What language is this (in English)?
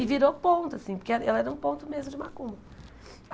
Portuguese